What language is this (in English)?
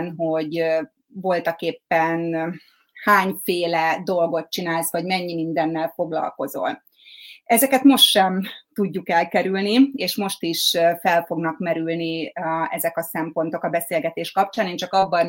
Hungarian